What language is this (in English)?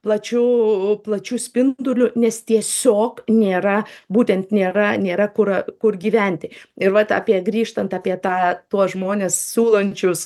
Lithuanian